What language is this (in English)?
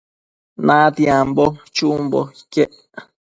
Matsés